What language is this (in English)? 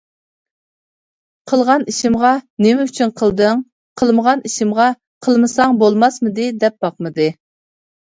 Uyghur